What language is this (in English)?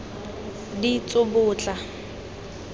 Tswana